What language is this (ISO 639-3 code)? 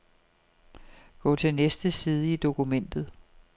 dan